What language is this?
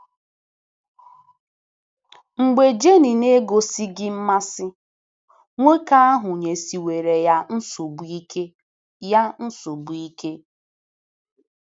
Igbo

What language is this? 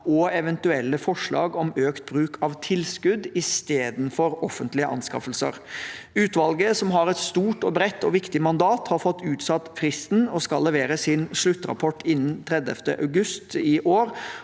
Norwegian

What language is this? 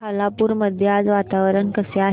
Marathi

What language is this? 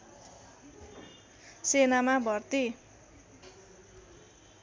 Nepali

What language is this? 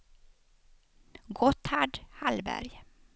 Swedish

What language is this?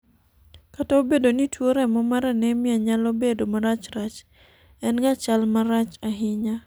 Luo (Kenya and Tanzania)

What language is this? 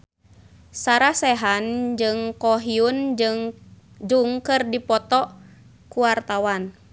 Sundanese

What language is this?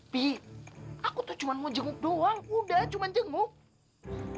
Indonesian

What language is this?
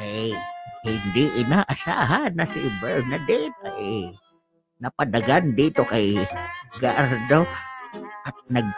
Filipino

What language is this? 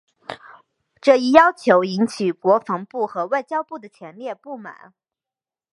Chinese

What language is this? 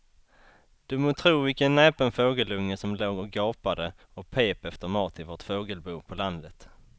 Swedish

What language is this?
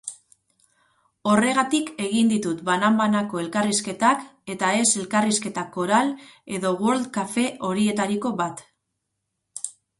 Basque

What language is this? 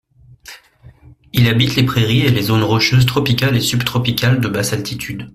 French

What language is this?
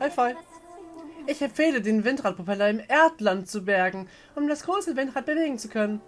German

